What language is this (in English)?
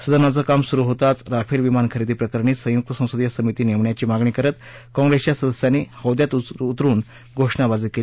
Marathi